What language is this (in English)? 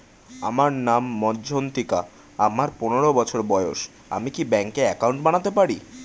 Bangla